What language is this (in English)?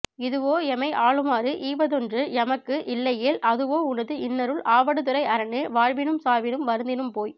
Tamil